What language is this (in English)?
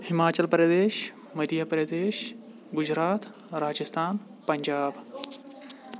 Kashmiri